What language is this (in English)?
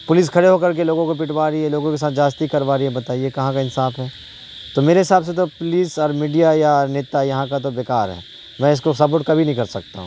Urdu